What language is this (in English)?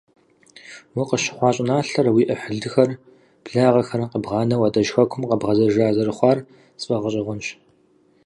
Kabardian